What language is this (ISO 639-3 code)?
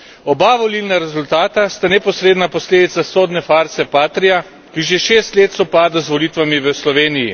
slv